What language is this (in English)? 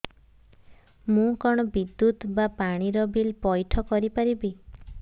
Odia